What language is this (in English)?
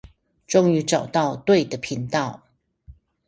Chinese